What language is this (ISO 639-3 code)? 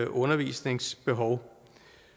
dan